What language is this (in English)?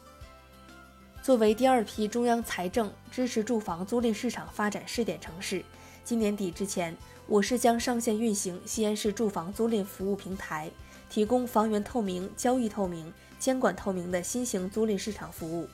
Chinese